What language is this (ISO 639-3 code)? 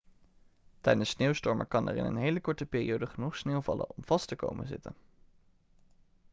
nld